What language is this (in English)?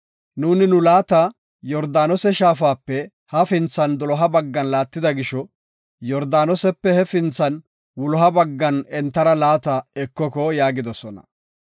Gofa